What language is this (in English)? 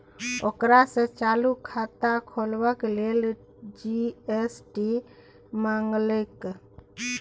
Maithili